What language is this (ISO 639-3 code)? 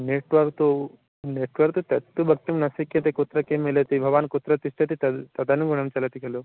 san